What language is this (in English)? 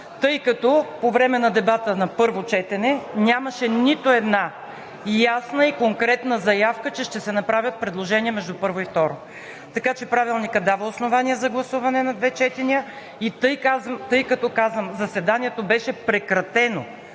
Bulgarian